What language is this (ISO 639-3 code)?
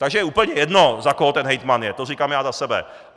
ces